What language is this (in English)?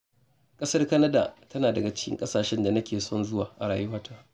Hausa